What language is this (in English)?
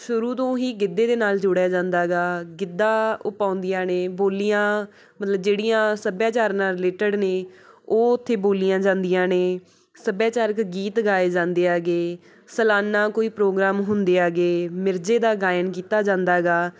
Punjabi